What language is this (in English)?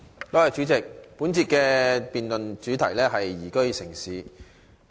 Cantonese